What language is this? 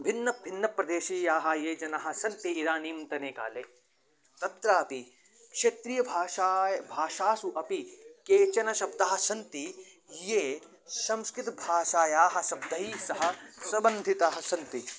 Sanskrit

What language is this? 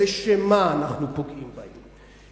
Hebrew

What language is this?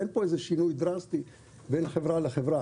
Hebrew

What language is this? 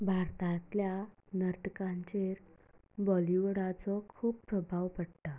Konkani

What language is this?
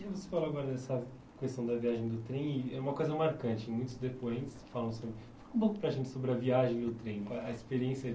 Portuguese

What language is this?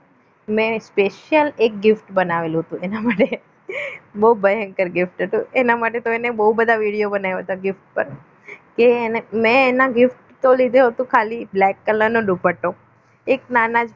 Gujarati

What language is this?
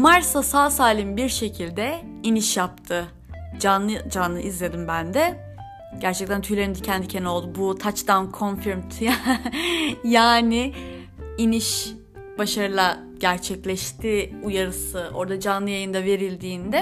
Turkish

